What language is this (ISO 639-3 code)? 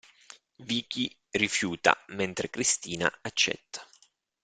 ita